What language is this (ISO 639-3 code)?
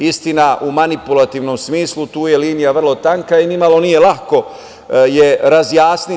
srp